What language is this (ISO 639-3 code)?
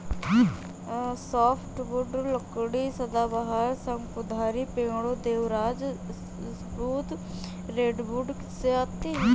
hin